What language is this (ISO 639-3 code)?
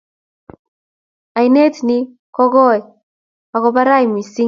kln